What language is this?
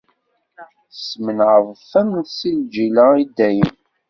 Kabyle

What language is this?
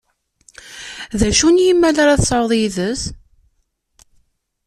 Kabyle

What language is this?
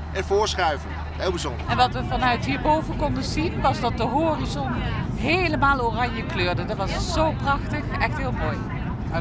Dutch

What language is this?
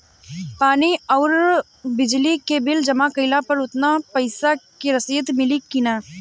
Bhojpuri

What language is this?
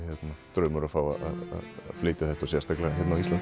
Icelandic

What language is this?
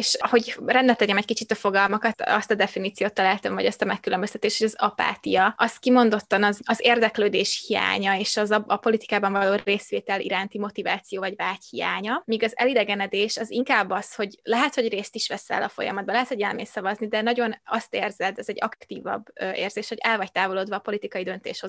Hungarian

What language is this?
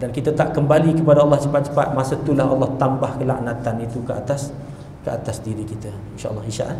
Malay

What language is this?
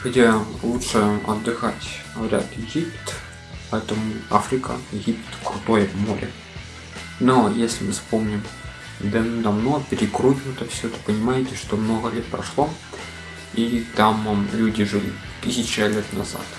Russian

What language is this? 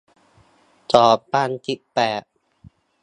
Thai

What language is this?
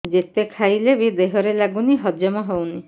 Odia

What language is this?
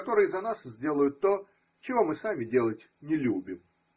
Russian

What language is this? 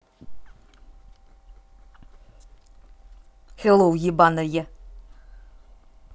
Russian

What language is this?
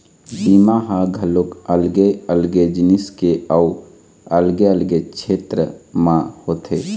Chhattisgarhi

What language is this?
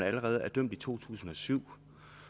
Danish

